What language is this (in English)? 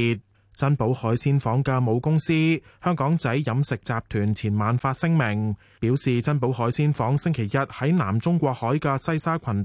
Chinese